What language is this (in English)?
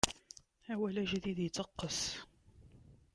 Kabyle